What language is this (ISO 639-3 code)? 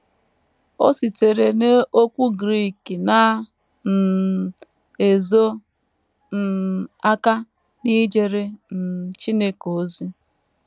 ibo